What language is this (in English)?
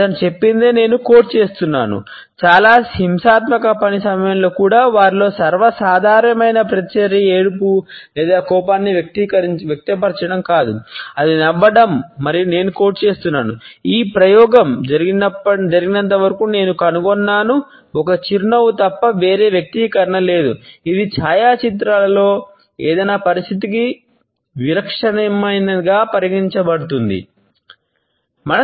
Telugu